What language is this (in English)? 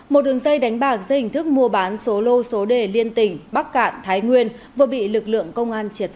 Vietnamese